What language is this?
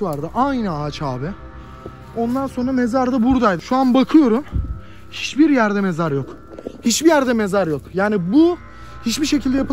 Turkish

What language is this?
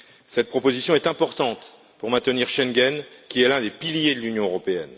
French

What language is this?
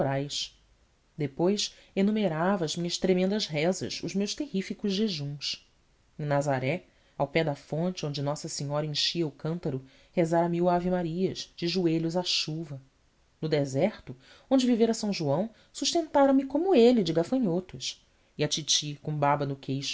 Portuguese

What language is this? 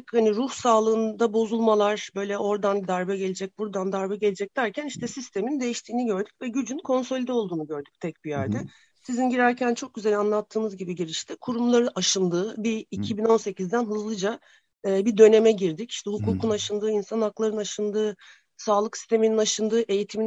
Turkish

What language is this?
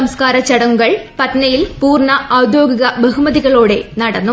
Malayalam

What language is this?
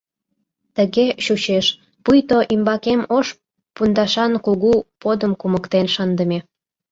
Mari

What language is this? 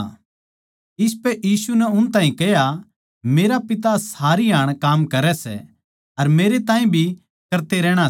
Haryanvi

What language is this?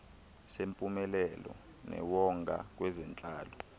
Xhosa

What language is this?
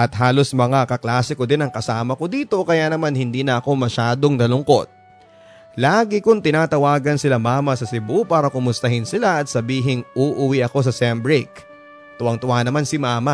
Filipino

